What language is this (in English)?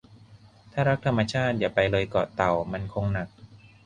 Thai